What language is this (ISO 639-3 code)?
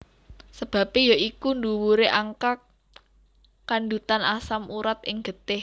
jav